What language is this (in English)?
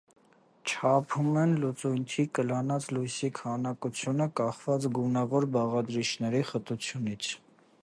Armenian